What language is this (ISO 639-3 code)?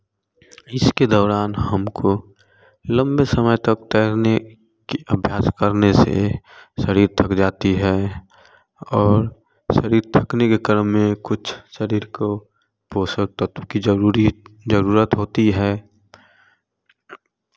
hin